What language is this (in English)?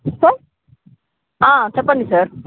Telugu